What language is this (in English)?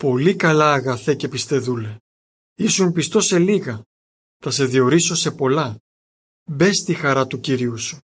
Greek